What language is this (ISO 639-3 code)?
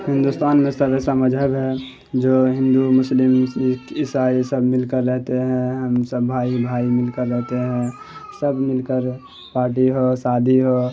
urd